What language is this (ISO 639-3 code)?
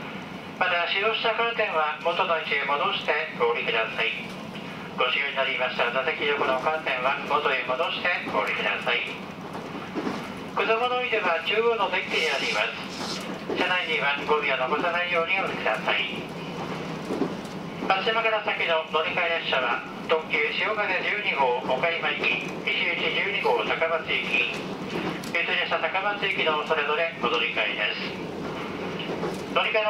jpn